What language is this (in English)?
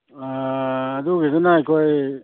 Manipuri